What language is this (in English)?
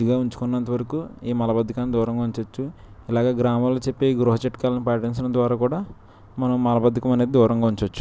Telugu